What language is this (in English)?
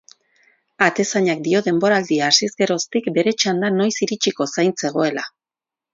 Basque